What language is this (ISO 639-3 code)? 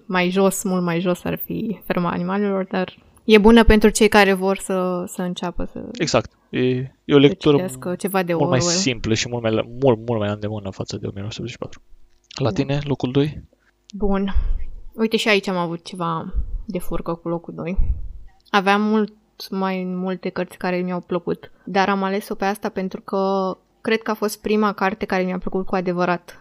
ron